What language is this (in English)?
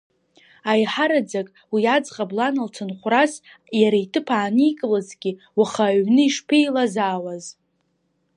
Abkhazian